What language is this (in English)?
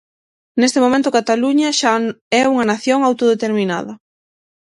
Galician